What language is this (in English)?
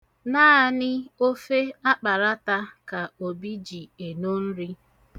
Igbo